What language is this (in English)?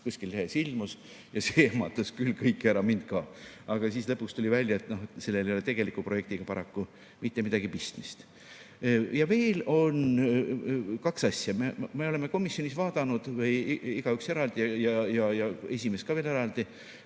Estonian